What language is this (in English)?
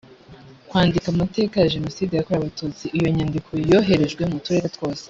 Kinyarwanda